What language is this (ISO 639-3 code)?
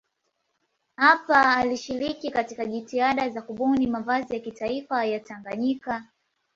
swa